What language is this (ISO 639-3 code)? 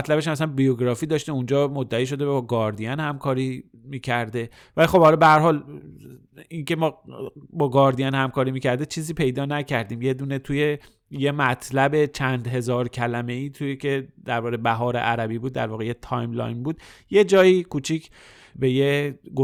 fas